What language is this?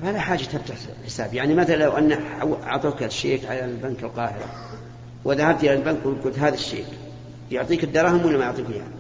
Arabic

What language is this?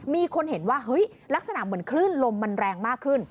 Thai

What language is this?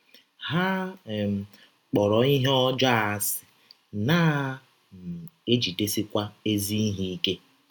Igbo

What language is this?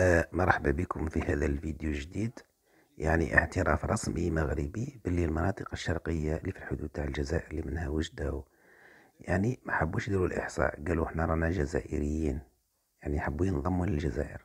Arabic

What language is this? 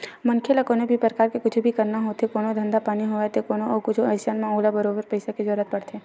Chhattisgarhi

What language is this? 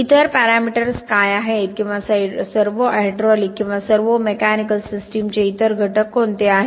Marathi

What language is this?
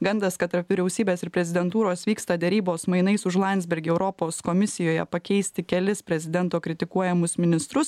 Lithuanian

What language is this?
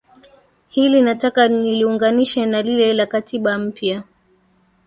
Swahili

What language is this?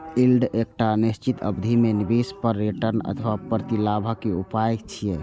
Maithili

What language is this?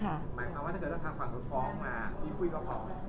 Thai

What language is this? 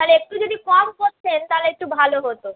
Bangla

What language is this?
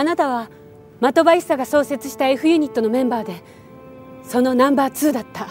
Japanese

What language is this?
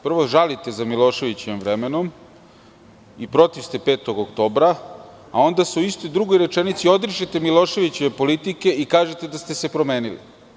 Serbian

